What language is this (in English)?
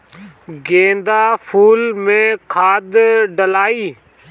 Bhojpuri